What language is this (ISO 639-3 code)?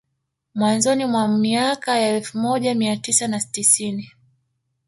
swa